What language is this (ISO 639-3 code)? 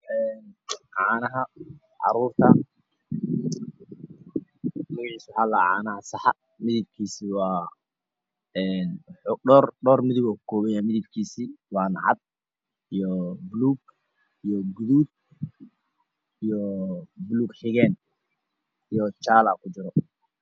som